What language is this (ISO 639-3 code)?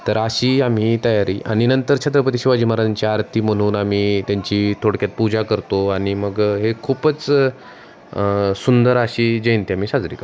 mar